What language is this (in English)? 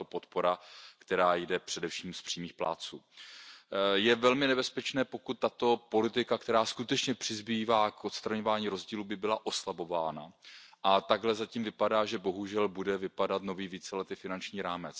Czech